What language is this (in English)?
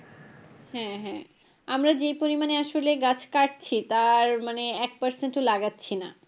Bangla